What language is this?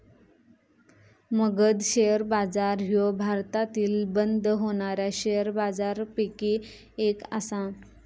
Marathi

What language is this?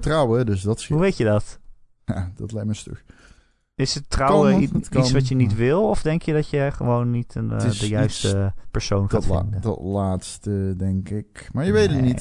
Dutch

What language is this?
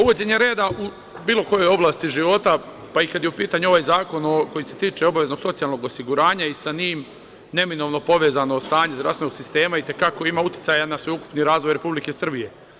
Serbian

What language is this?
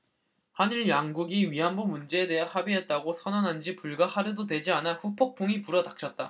Korean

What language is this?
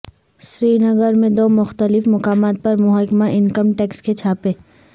Urdu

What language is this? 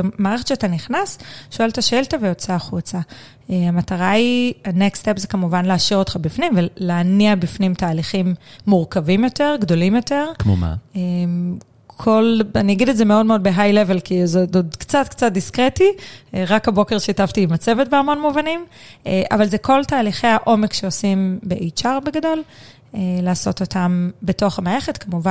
Hebrew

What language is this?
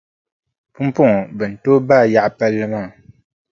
Dagbani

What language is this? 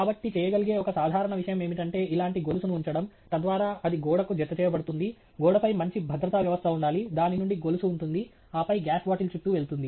Telugu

